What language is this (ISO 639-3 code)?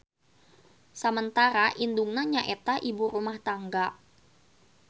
sun